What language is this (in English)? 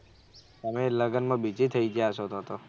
Gujarati